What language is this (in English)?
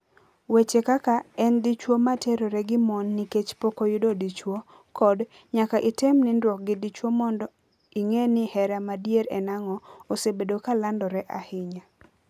Luo (Kenya and Tanzania)